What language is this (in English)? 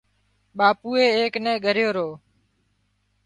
Wadiyara Koli